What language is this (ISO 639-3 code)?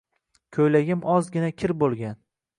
uzb